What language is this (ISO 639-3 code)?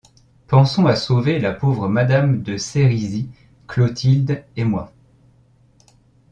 fra